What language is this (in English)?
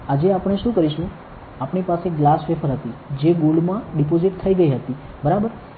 Gujarati